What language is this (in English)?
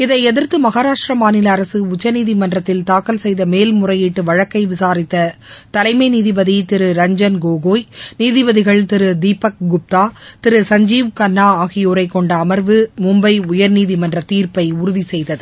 Tamil